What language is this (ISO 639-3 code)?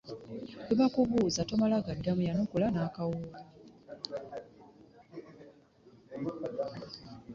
lug